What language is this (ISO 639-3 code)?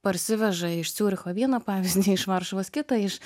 lit